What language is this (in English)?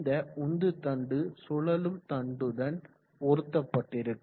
Tamil